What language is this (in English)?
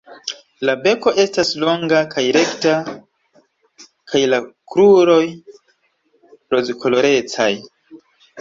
Esperanto